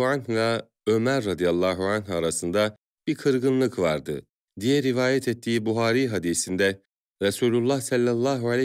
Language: Turkish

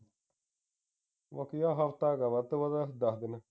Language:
Punjabi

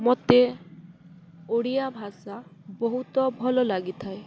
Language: Odia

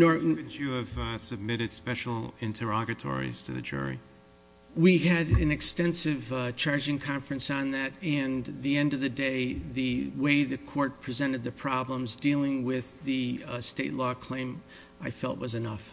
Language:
English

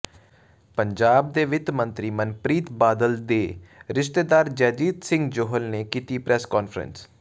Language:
Punjabi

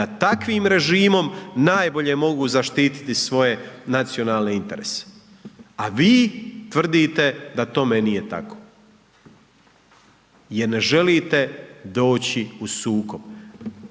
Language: Croatian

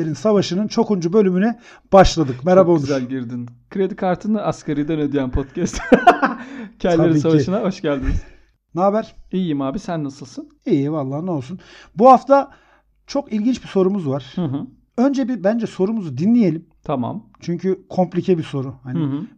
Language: Turkish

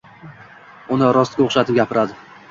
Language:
Uzbek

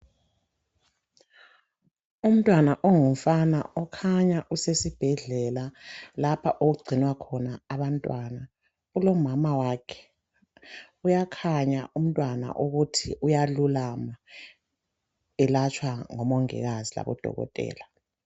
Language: North Ndebele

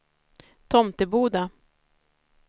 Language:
Swedish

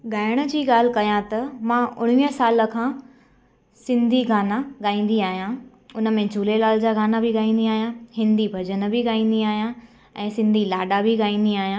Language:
Sindhi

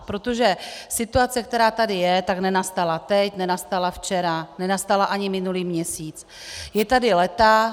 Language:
Czech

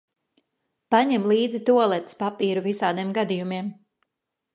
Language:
Latvian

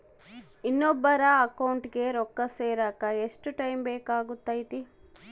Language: Kannada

